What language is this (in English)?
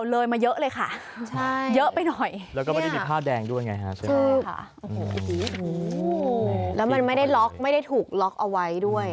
Thai